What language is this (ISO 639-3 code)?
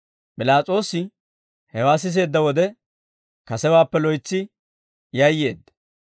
dwr